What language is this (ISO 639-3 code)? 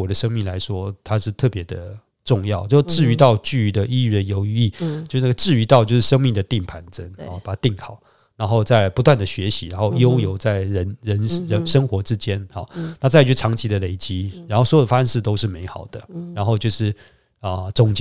zho